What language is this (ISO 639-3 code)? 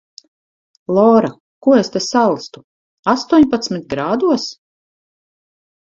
lav